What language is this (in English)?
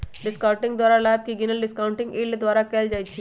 Magahi